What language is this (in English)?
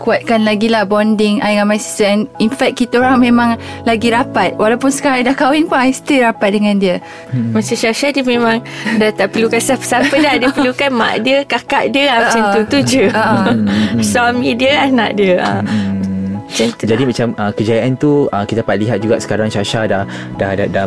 Malay